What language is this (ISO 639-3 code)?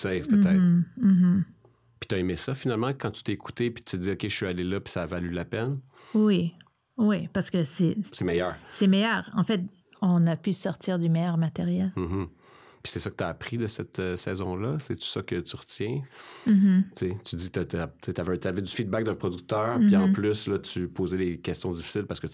fra